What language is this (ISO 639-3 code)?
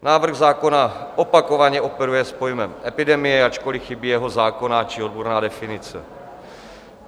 ces